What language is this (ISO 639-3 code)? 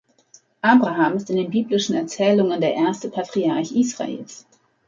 deu